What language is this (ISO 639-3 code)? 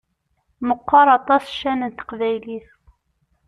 kab